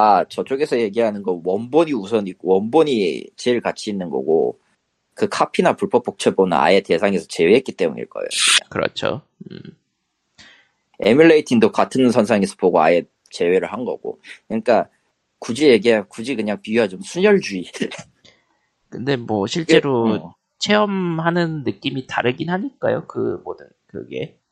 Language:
Korean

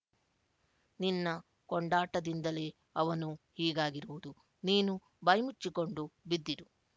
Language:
Kannada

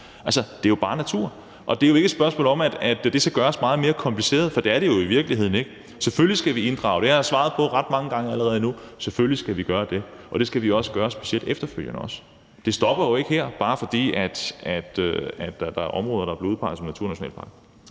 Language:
Danish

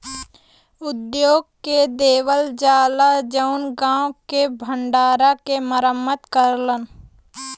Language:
Bhojpuri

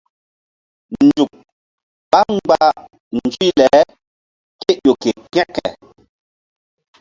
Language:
Mbum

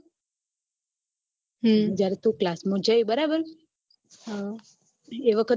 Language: Gujarati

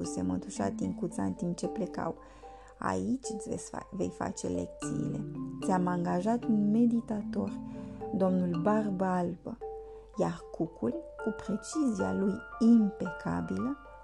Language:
Romanian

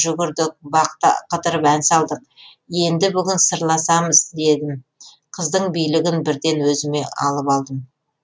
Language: Kazakh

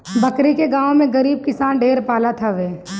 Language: Bhojpuri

